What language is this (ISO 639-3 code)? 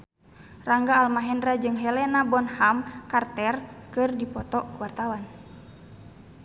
sun